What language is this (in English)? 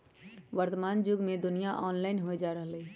Magahi